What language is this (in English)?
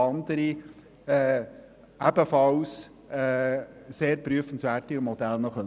Swiss German